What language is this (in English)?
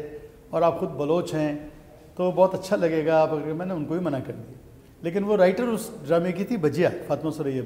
Hindi